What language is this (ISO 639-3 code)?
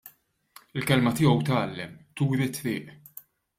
mlt